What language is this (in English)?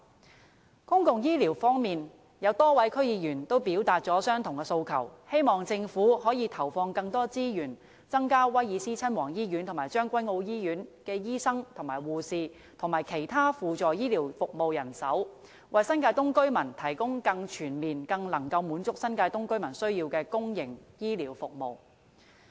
Cantonese